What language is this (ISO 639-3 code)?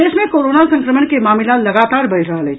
mai